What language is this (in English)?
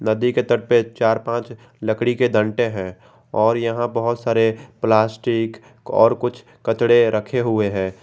Hindi